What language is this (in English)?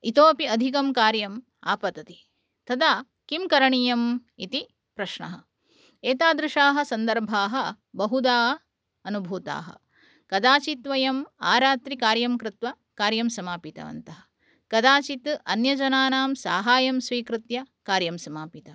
Sanskrit